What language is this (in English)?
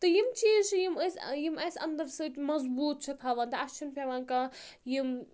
Kashmiri